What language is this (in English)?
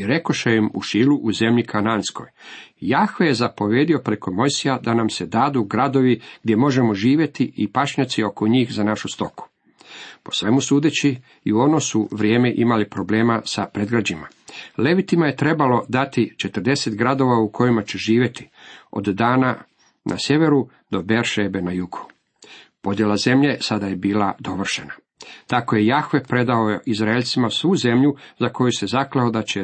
Croatian